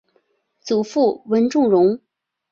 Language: Chinese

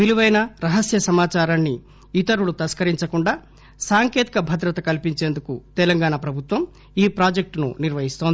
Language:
Telugu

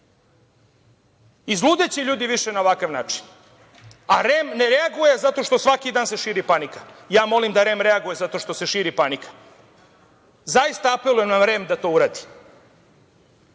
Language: Serbian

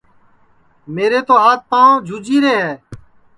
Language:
Sansi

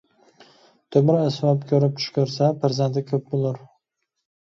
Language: Uyghur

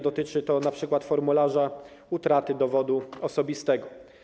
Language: Polish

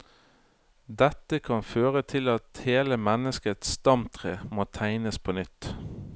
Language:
Norwegian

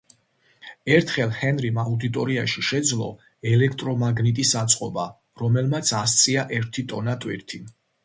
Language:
Georgian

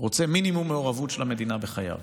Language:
Hebrew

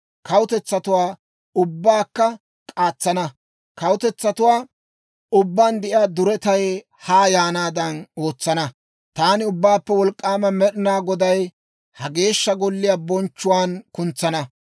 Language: Dawro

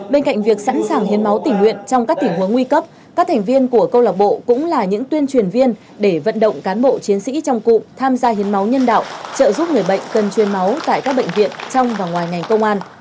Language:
Vietnamese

